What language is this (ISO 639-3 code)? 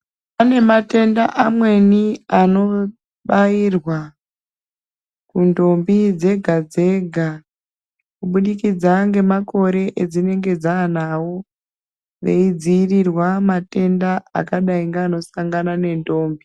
ndc